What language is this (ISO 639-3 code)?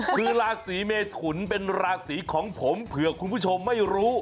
tha